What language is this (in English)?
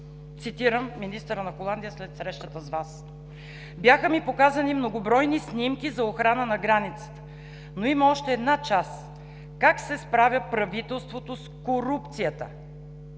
Bulgarian